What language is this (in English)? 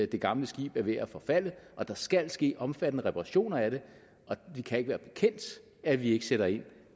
Danish